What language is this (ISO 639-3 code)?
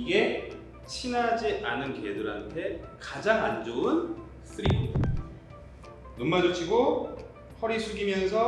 kor